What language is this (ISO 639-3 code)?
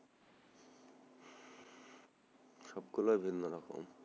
ben